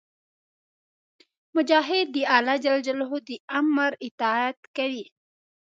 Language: Pashto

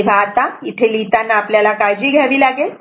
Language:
Marathi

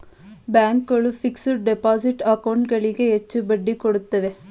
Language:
Kannada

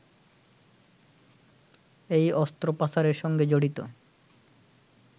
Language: Bangla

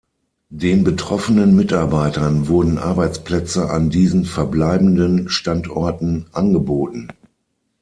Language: German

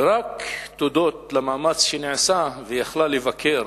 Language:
Hebrew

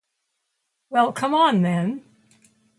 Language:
English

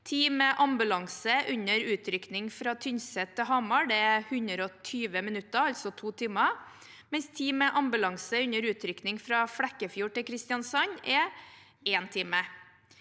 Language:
Norwegian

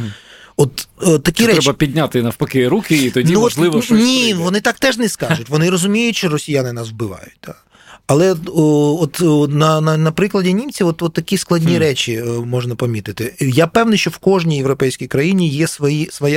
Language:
Ukrainian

